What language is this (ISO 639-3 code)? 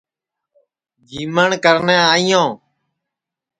ssi